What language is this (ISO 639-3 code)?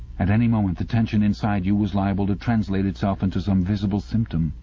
eng